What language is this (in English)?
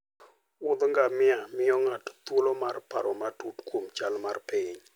Luo (Kenya and Tanzania)